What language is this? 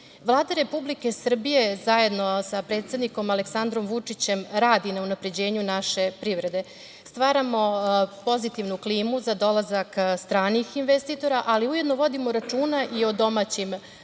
Serbian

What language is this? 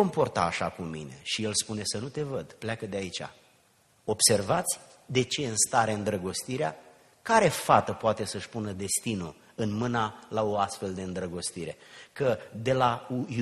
Romanian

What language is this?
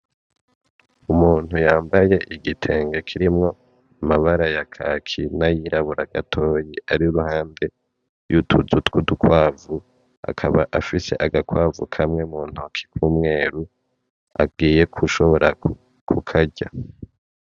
Rundi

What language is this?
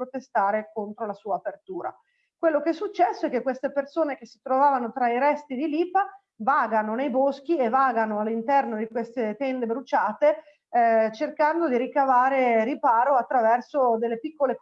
Italian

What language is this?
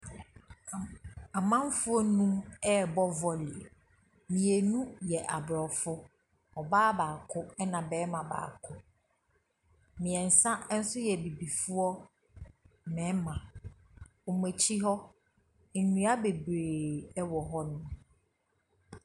Akan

